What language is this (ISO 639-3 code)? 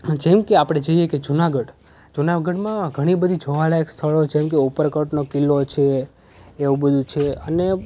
guj